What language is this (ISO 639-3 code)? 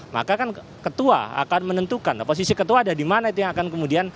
ind